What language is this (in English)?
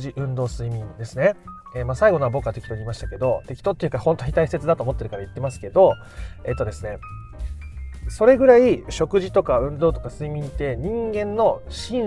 Japanese